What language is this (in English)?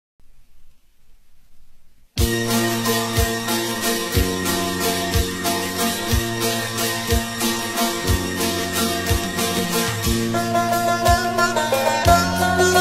Turkish